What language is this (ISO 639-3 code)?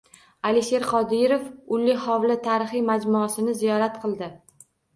uzb